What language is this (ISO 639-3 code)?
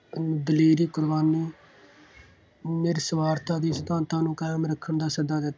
pan